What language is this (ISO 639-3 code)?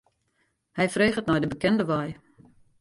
fry